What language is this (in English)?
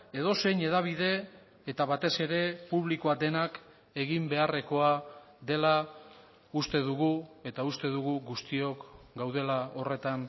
Basque